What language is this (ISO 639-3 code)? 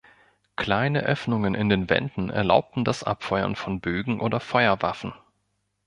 deu